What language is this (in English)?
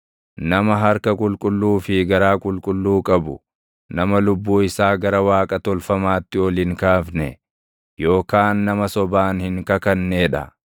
Oromo